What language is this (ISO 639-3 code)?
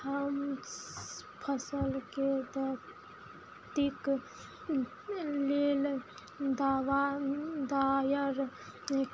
mai